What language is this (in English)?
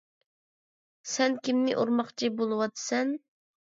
Uyghur